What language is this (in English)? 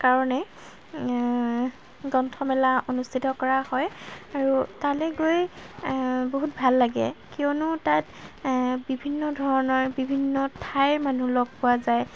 Assamese